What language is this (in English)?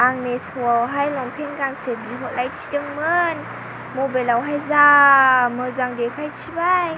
Bodo